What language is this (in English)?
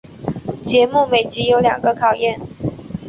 Chinese